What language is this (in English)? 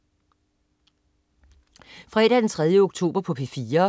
Danish